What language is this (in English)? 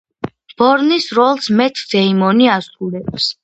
Georgian